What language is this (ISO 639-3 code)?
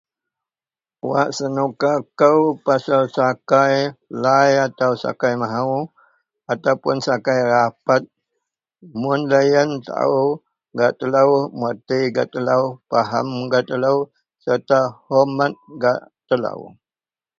mel